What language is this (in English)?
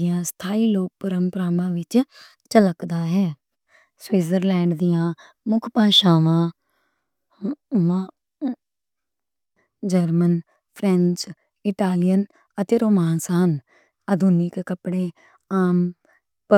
Western Panjabi